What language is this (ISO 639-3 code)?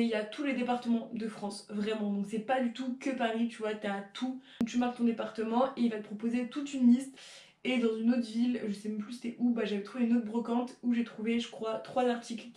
fra